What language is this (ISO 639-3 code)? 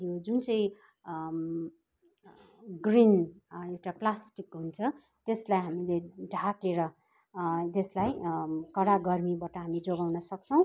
nep